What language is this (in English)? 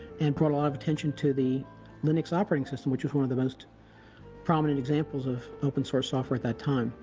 English